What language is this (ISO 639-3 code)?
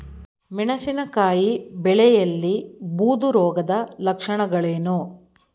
kan